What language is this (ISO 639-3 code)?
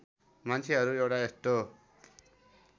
nep